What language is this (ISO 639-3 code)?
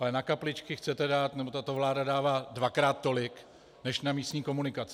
ces